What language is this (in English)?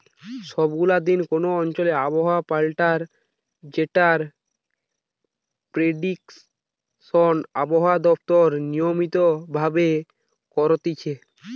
Bangla